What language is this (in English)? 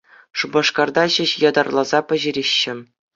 Chuvash